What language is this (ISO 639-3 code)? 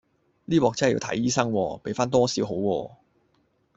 yue